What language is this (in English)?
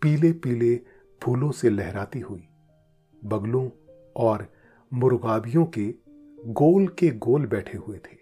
Hindi